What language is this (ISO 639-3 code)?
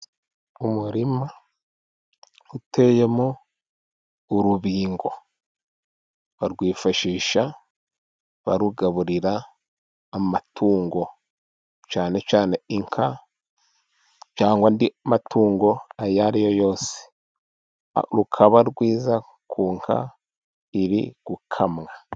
kin